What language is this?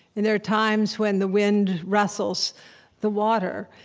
English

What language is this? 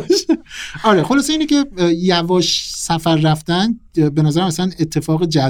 Persian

